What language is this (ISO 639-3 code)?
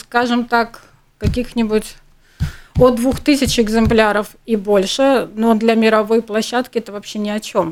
rus